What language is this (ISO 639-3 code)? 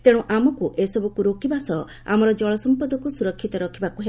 ori